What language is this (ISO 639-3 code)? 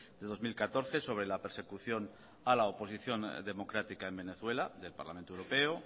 spa